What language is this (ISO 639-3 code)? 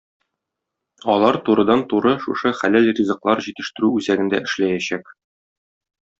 tat